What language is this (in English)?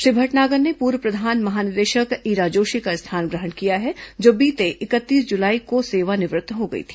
Hindi